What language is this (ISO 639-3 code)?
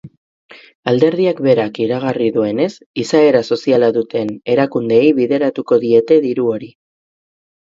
eus